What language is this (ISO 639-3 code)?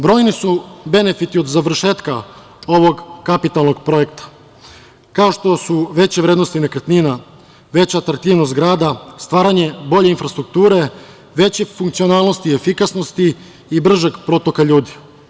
srp